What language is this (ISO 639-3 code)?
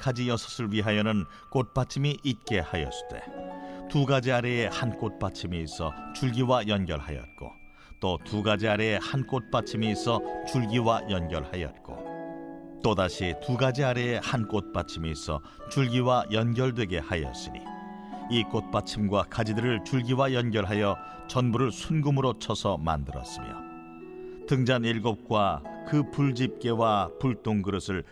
kor